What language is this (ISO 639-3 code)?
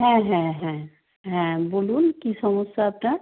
ben